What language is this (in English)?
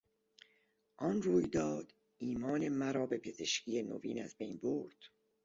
Persian